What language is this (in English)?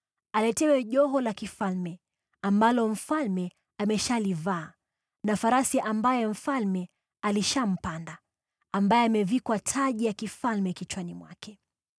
Swahili